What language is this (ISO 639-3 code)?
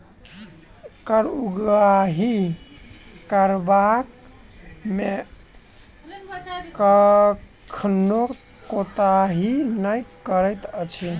mai